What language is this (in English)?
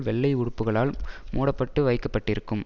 Tamil